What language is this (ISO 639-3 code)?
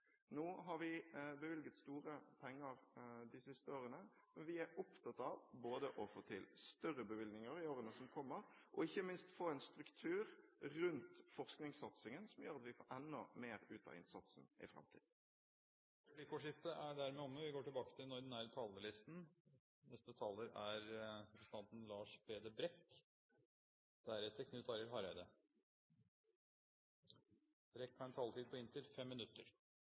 nor